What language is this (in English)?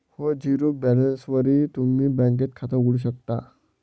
Marathi